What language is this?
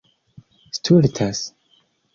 Esperanto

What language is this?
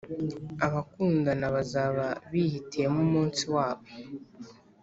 Kinyarwanda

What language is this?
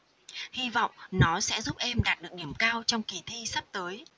Vietnamese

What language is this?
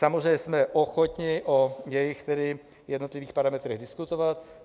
Czech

